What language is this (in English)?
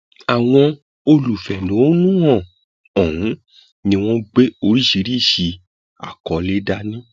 Yoruba